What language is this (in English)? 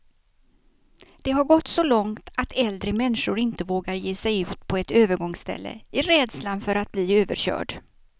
Swedish